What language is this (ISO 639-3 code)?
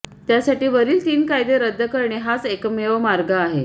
mar